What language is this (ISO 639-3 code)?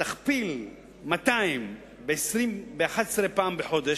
heb